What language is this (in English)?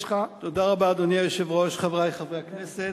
Hebrew